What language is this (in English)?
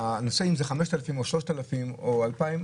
Hebrew